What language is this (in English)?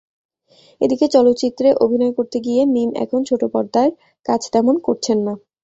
Bangla